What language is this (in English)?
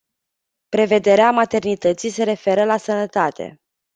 Romanian